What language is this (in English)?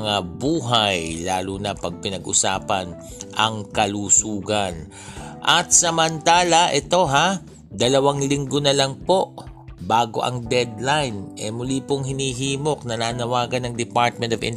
Filipino